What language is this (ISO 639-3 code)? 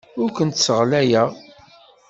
kab